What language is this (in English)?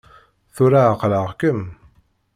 Kabyle